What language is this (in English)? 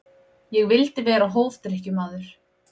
Icelandic